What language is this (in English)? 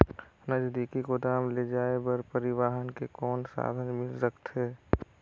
Chhattisgarhi